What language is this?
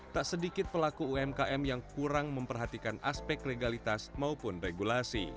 Indonesian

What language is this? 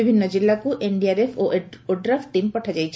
Odia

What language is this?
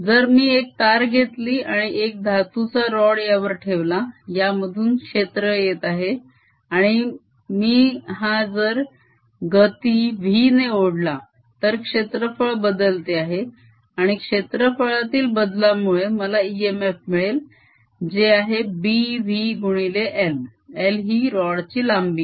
Marathi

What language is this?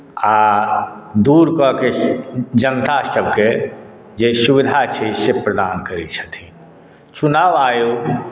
Maithili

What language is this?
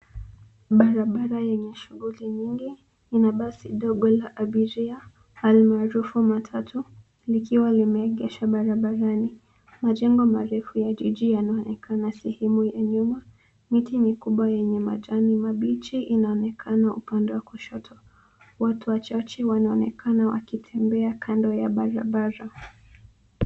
Swahili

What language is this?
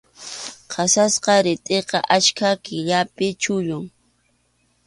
Arequipa-La Unión Quechua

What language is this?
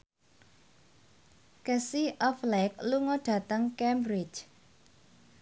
Javanese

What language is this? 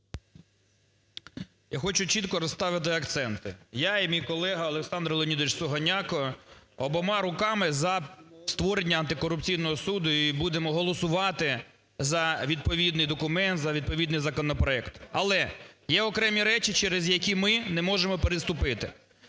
Ukrainian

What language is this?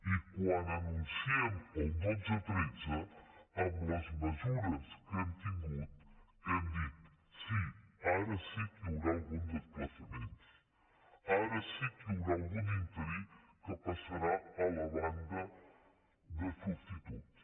Catalan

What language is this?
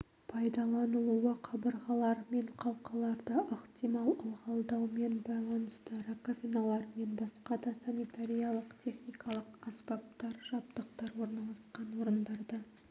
Kazakh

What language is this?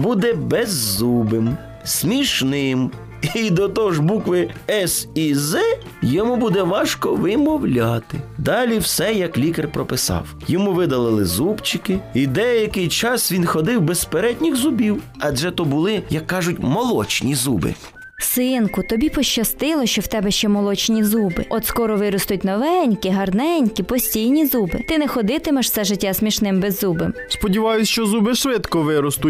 Ukrainian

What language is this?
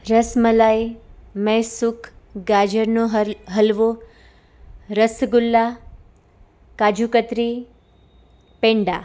Gujarati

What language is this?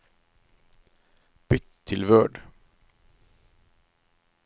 Norwegian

